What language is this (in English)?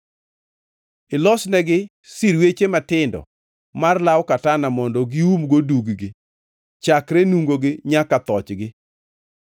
Luo (Kenya and Tanzania)